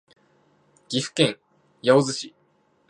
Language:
Japanese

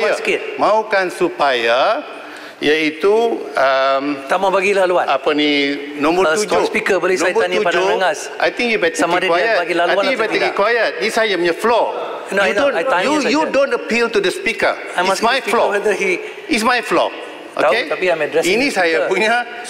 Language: Malay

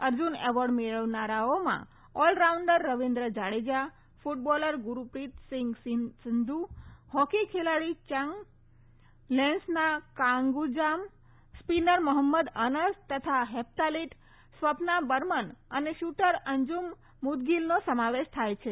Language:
Gujarati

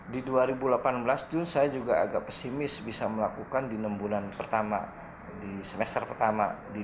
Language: Indonesian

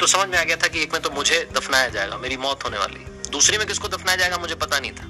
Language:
Hindi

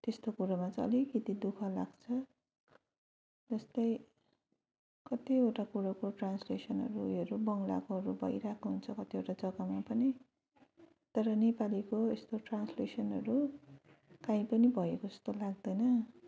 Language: Nepali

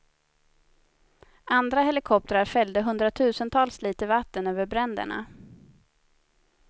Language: Swedish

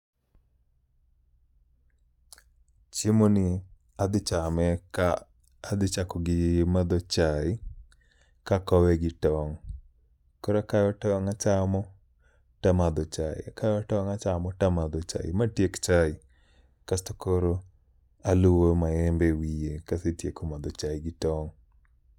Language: Luo (Kenya and Tanzania)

